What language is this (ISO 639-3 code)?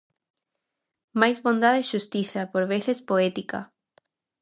glg